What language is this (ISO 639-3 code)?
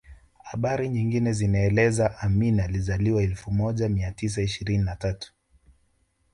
swa